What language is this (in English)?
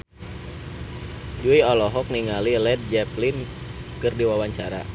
Sundanese